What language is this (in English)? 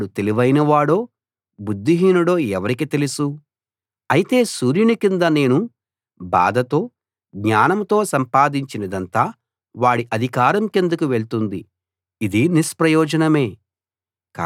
Telugu